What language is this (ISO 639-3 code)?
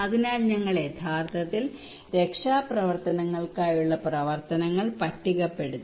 mal